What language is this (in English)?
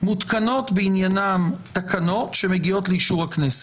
Hebrew